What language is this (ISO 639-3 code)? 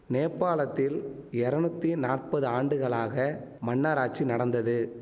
tam